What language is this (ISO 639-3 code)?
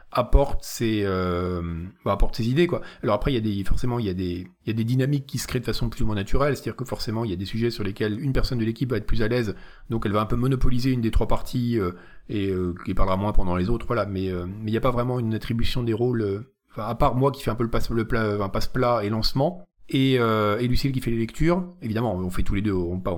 fra